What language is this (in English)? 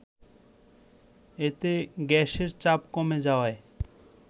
Bangla